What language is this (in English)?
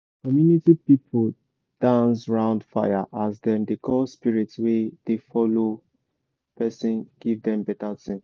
Nigerian Pidgin